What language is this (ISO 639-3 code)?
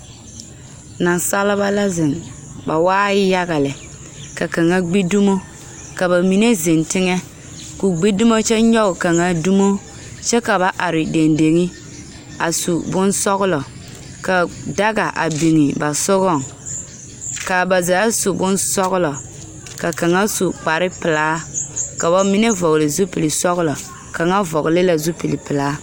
dga